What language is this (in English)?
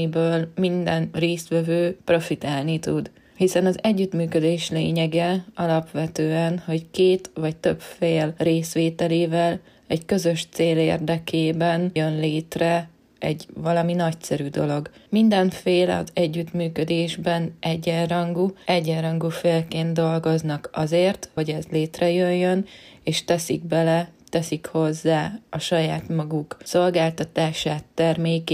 Hungarian